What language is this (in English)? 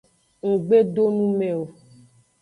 Aja (Benin)